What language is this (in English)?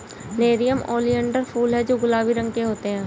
Hindi